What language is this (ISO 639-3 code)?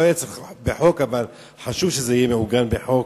heb